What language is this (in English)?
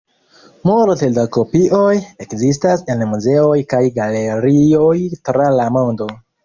Esperanto